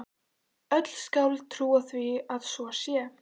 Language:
Icelandic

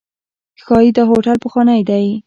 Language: Pashto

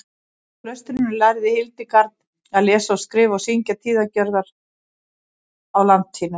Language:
Icelandic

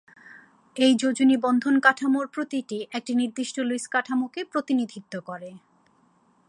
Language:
Bangla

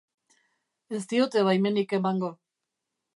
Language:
Basque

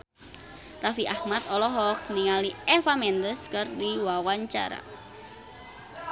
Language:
Sundanese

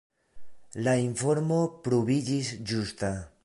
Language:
Esperanto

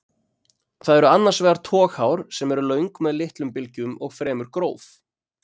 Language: Icelandic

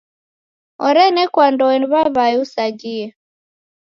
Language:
Taita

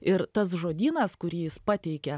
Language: Lithuanian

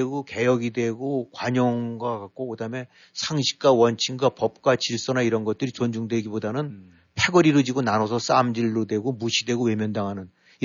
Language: Korean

